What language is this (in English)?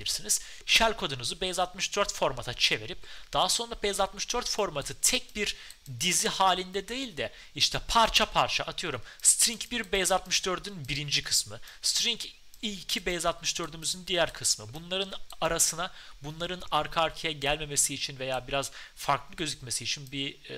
Turkish